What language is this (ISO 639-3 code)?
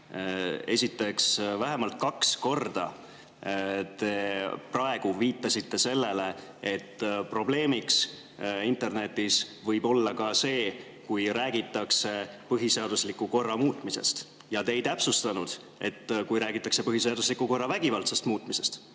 est